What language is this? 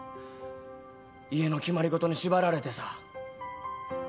Japanese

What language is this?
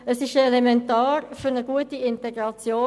Swiss German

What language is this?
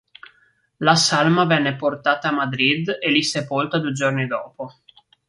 Italian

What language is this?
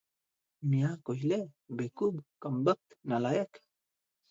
Odia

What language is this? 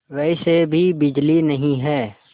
Hindi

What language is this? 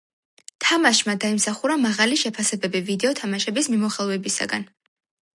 Georgian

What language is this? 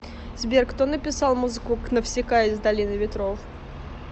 Russian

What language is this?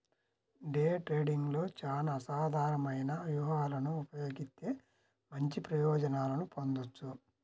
Telugu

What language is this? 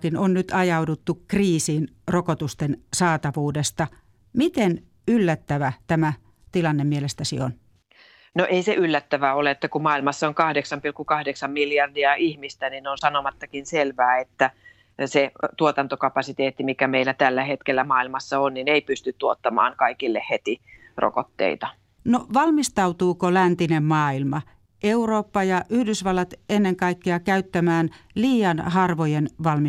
Finnish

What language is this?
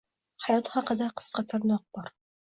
Uzbek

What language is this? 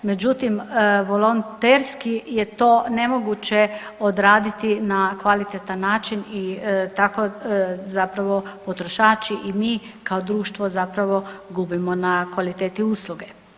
Croatian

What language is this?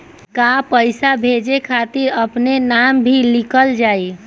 Bhojpuri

